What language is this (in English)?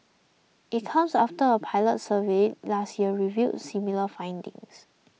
English